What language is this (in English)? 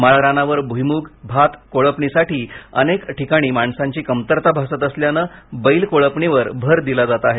Marathi